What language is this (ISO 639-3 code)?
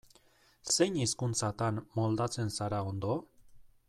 eus